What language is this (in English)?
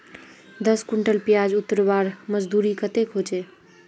Magahi